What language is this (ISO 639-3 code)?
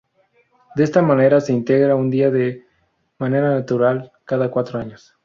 spa